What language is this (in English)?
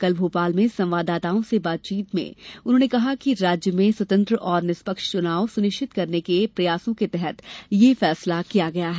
Hindi